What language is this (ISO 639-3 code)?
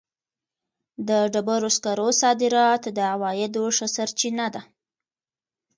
pus